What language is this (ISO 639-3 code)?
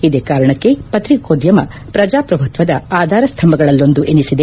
kan